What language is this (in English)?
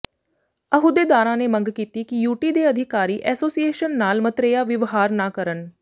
Punjabi